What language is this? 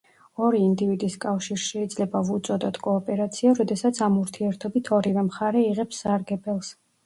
Georgian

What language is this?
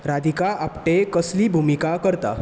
Konkani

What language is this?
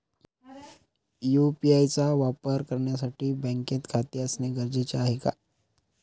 Marathi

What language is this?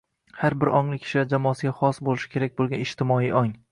Uzbek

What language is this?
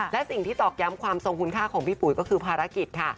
Thai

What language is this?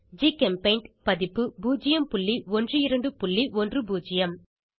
Tamil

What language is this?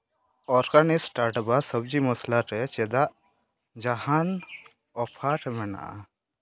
Santali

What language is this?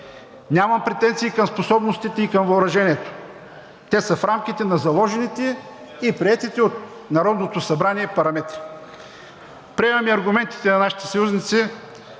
Bulgarian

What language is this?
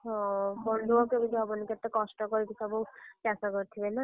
Odia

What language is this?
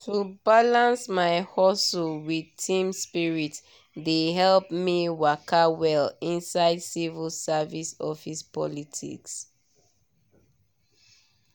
Nigerian Pidgin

